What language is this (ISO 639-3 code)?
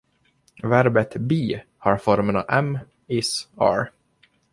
swe